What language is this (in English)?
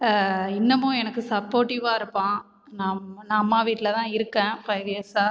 Tamil